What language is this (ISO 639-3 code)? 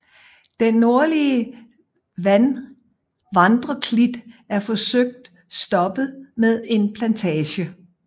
dan